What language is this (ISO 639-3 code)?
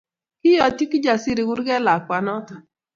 kln